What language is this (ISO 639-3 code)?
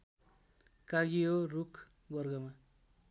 nep